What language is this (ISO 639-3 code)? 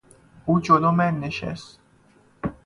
fas